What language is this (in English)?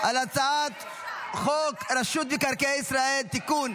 Hebrew